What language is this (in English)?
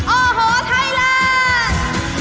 Thai